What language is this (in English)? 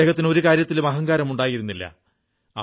Malayalam